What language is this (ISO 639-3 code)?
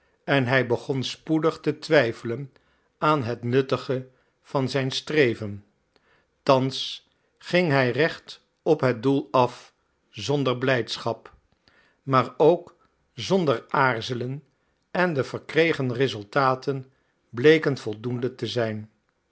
nld